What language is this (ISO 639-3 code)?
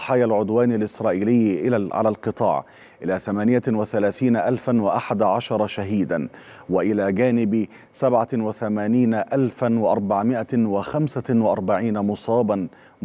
ara